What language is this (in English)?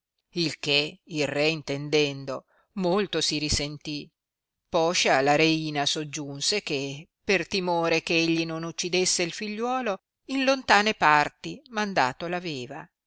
Italian